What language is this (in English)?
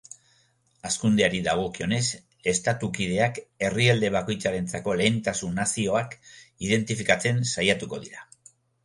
Basque